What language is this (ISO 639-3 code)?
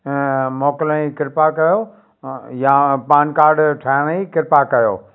snd